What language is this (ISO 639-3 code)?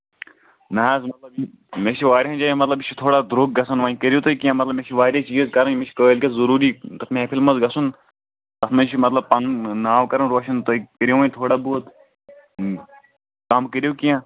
kas